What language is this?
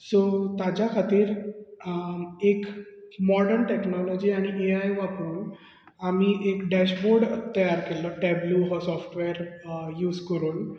Konkani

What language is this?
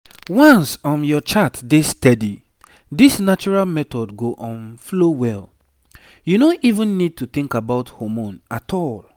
Nigerian Pidgin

